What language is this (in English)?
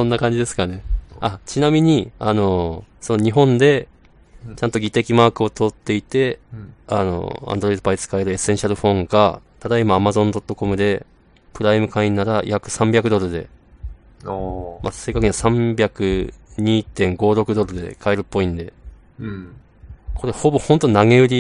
Japanese